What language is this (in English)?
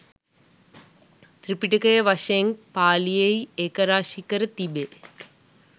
Sinhala